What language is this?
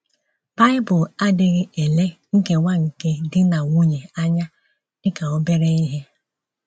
Igbo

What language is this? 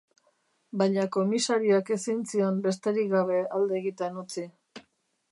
Basque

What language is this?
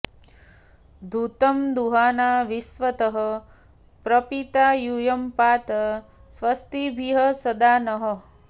Sanskrit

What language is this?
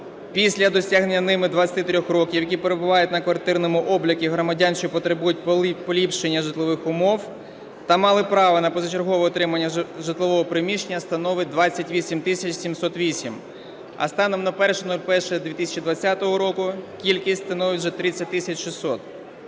Ukrainian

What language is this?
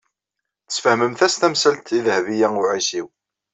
Kabyle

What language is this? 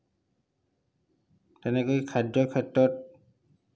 Assamese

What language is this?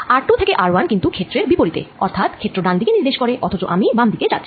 Bangla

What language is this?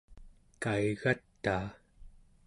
Central Yupik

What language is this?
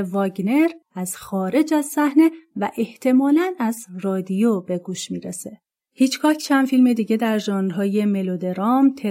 Persian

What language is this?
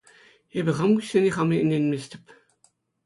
Chuvash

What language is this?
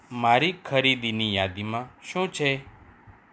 Gujarati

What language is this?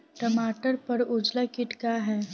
Bhojpuri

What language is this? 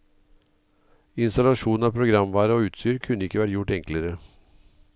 Norwegian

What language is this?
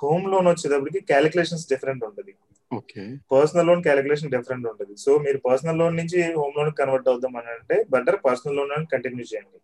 Telugu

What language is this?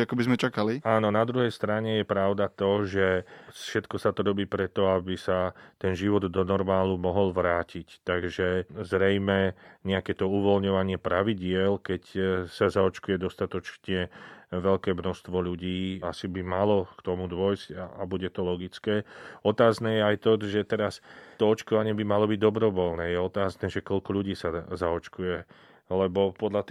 Slovak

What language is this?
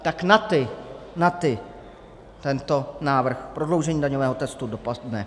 Czech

